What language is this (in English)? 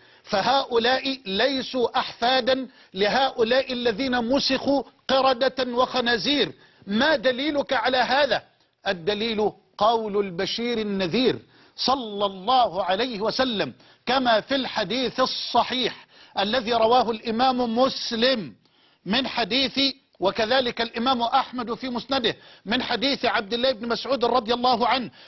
Arabic